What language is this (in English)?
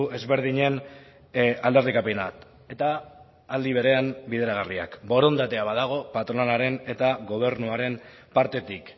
Basque